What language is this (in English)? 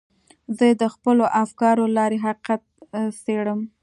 Pashto